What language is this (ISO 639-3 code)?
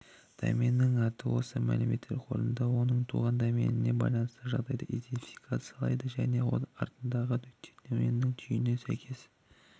kaz